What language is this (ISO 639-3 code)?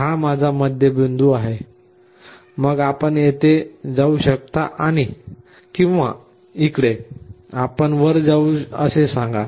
mar